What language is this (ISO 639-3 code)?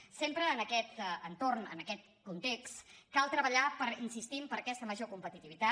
cat